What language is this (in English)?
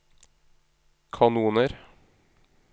Norwegian